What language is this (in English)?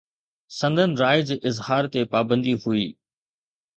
Sindhi